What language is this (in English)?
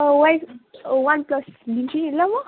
Nepali